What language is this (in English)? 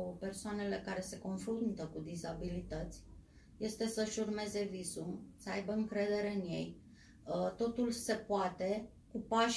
Romanian